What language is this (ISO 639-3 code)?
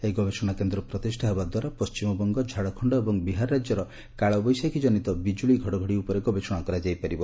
ori